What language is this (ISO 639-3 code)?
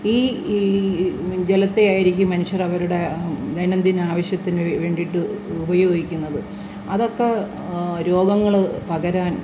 mal